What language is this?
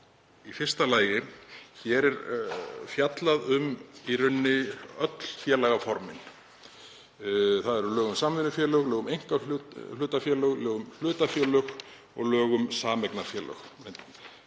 Icelandic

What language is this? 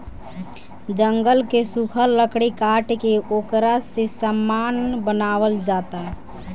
Bhojpuri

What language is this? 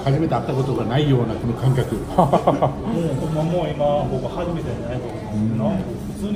Japanese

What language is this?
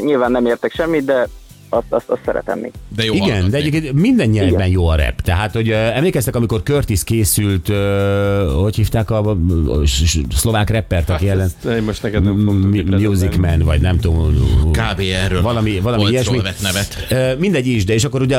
Hungarian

